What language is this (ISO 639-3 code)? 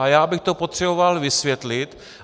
ces